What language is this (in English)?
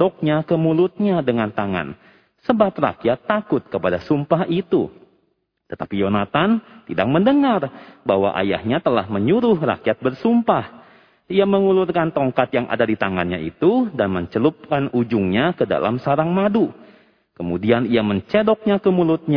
Indonesian